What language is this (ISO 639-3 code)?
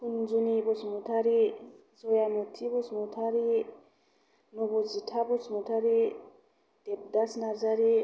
brx